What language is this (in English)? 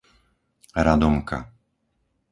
Slovak